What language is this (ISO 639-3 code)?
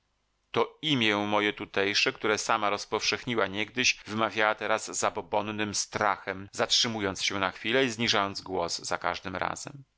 pol